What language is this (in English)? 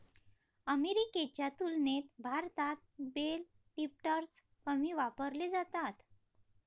Marathi